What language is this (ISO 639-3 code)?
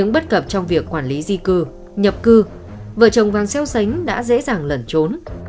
vie